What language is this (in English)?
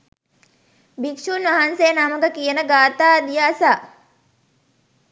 Sinhala